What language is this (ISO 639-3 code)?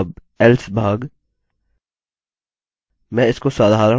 hin